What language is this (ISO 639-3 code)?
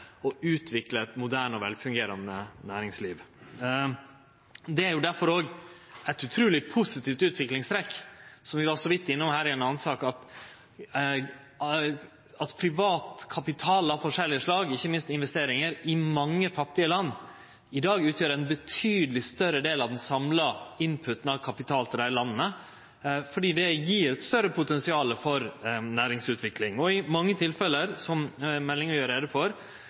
nno